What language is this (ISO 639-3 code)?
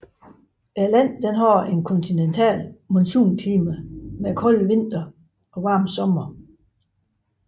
dan